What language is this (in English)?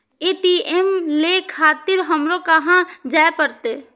Maithili